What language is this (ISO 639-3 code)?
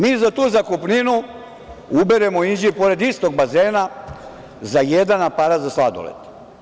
srp